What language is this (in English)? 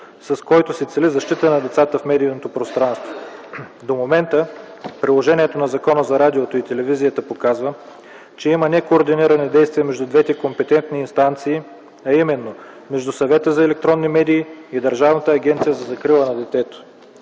Bulgarian